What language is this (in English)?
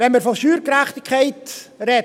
Swiss German